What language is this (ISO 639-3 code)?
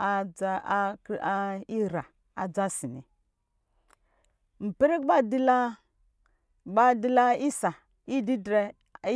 mgi